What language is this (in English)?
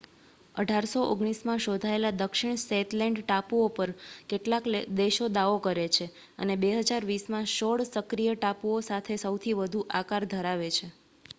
Gujarati